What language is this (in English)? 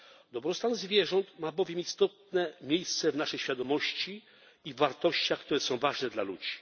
Polish